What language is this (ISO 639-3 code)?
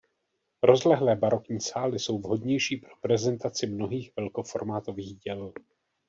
ces